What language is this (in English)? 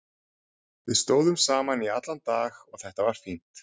Icelandic